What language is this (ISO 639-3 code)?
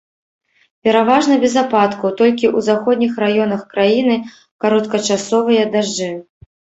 bel